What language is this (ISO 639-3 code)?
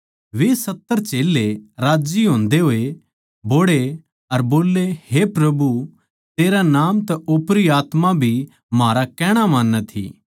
bgc